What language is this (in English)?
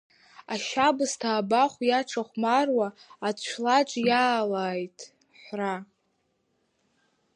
Abkhazian